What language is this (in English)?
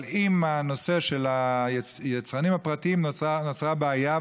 Hebrew